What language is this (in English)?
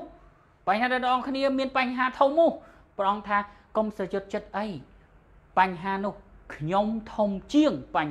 Thai